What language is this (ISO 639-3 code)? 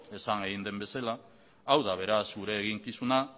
eus